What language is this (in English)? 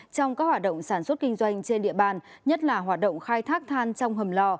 Vietnamese